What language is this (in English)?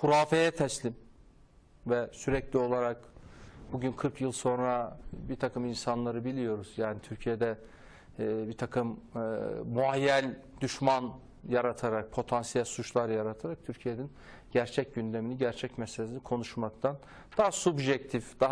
Turkish